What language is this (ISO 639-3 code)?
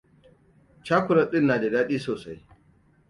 hau